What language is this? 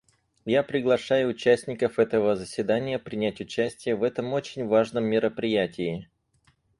Russian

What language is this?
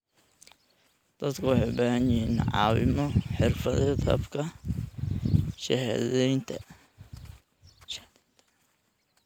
Somali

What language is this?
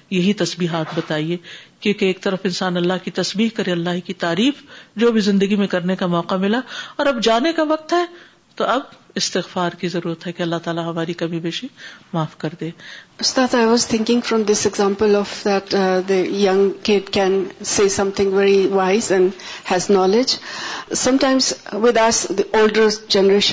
Urdu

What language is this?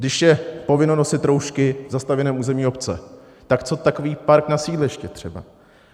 Czech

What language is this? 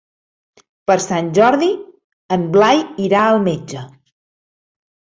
Catalan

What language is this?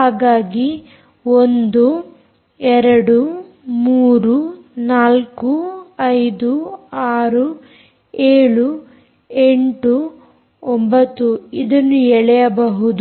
Kannada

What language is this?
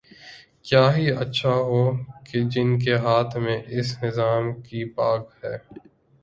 Urdu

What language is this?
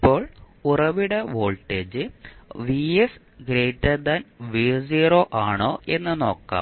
Malayalam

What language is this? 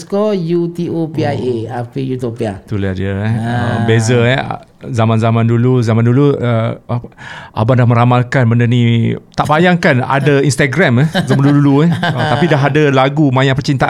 Malay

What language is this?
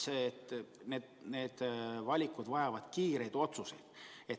Estonian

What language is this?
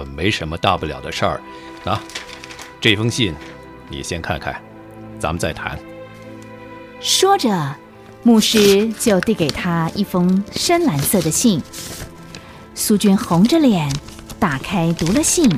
Chinese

